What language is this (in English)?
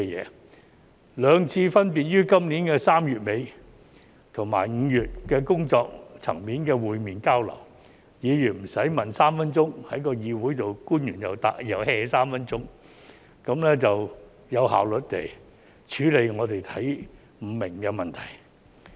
Cantonese